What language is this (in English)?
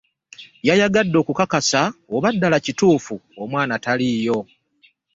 Ganda